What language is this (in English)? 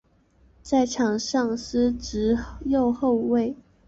Chinese